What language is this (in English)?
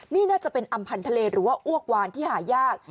Thai